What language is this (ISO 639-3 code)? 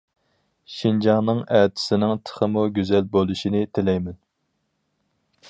uig